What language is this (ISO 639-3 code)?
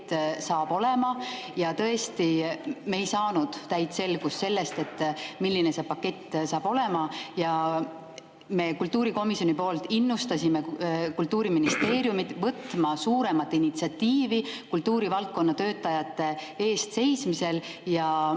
est